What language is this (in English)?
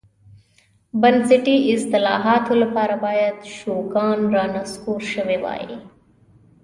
Pashto